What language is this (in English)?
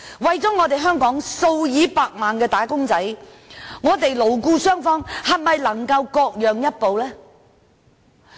Cantonese